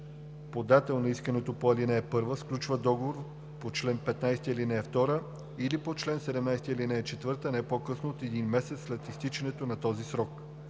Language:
Bulgarian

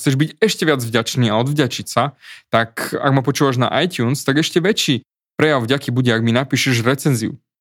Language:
Slovak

